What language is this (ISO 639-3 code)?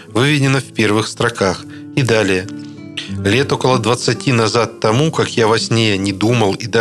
rus